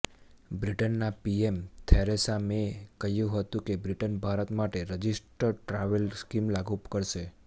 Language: Gujarati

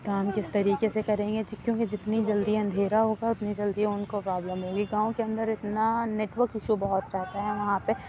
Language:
Urdu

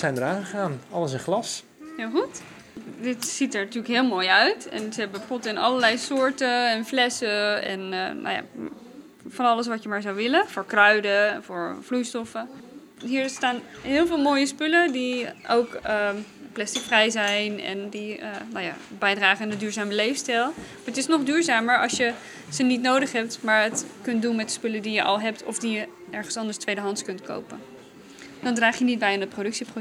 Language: Dutch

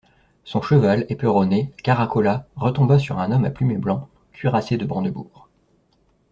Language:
French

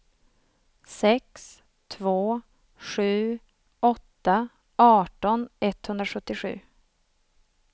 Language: Swedish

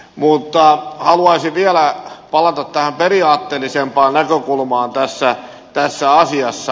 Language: Finnish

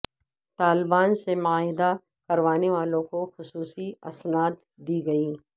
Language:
Urdu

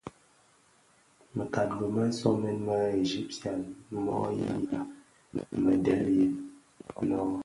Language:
Bafia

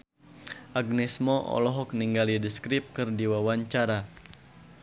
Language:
Sundanese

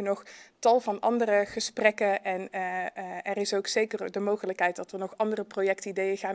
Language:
Dutch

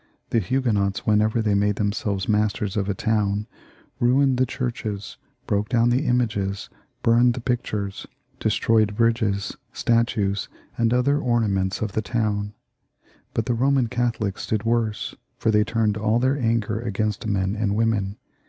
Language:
English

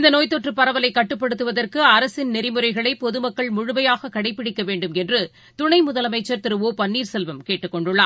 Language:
Tamil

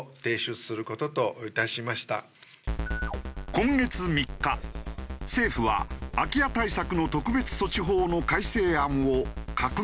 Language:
Japanese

